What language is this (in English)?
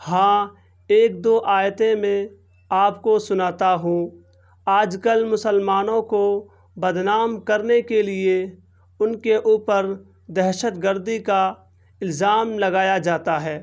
Urdu